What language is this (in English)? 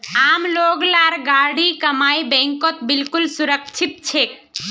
Magahi